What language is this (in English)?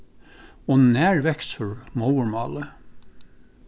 Faroese